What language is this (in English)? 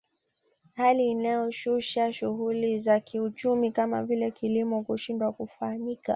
Swahili